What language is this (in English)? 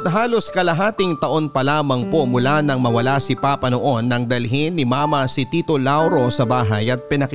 Filipino